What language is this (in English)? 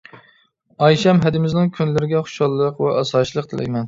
Uyghur